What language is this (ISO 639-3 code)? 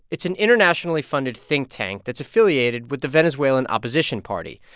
eng